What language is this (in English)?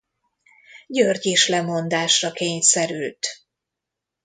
Hungarian